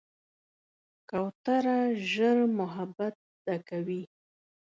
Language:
Pashto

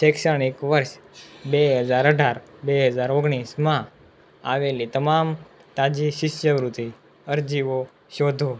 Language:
Gujarati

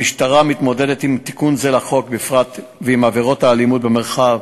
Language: Hebrew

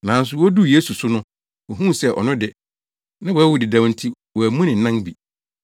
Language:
Akan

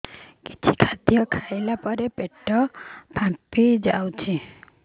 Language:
Odia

